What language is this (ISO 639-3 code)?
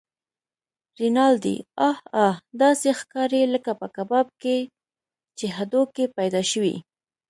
pus